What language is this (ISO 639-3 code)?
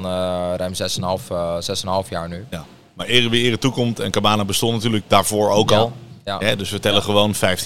nld